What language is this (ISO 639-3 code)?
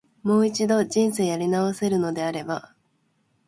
jpn